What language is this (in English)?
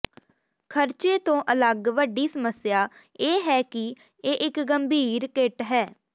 Punjabi